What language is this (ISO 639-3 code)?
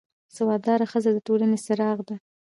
pus